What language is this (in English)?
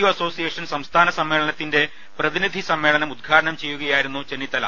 Malayalam